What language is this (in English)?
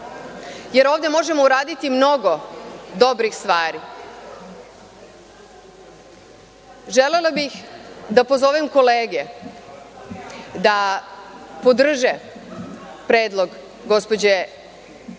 Serbian